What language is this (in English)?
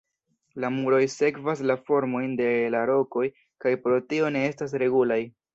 Esperanto